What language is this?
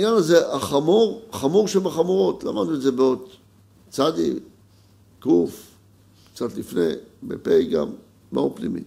Hebrew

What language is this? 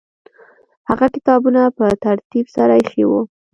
Pashto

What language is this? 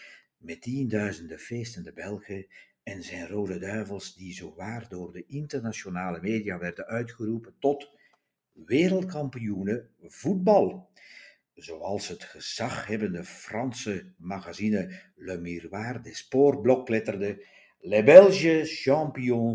Dutch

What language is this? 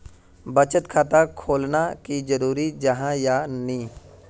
Magahi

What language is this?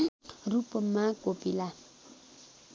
Nepali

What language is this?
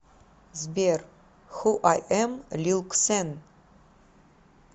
Russian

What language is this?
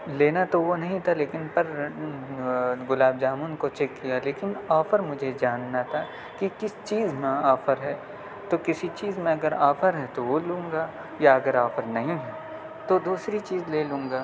Urdu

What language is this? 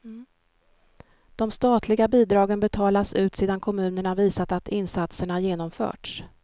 Swedish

